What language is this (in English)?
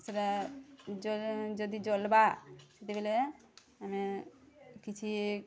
Odia